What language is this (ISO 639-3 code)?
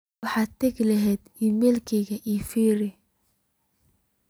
som